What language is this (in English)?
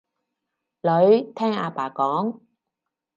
Cantonese